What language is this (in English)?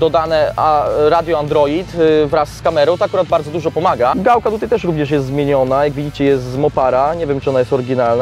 Polish